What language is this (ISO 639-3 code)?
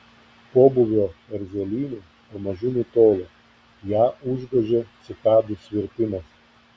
lit